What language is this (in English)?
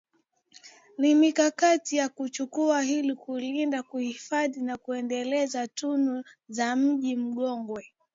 Swahili